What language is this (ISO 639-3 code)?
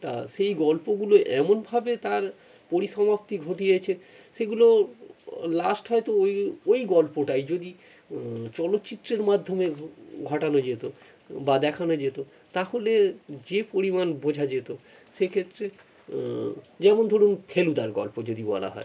ben